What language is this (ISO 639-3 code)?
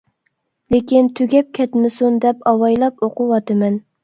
uig